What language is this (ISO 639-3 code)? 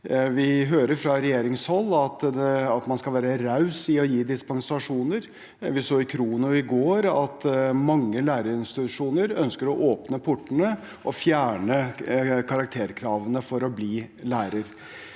nor